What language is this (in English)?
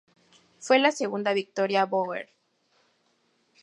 Spanish